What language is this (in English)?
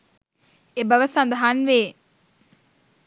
Sinhala